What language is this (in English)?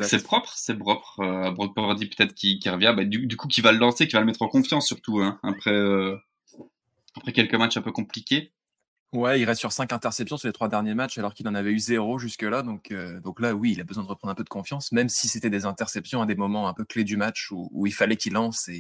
French